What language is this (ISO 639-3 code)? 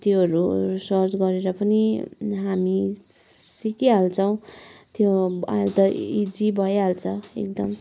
nep